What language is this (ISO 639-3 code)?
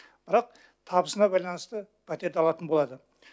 kaz